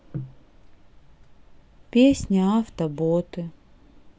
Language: Russian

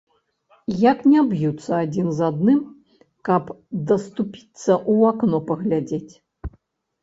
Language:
Belarusian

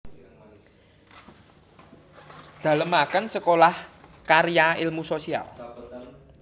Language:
Javanese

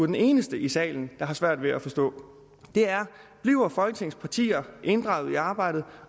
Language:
Danish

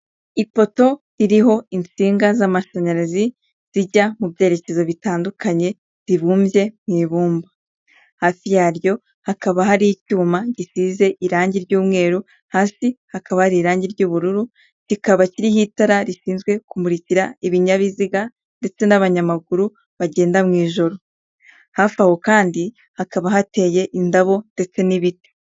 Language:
Kinyarwanda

